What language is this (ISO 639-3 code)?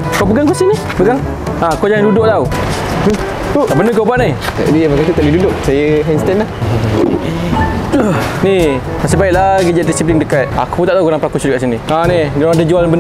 msa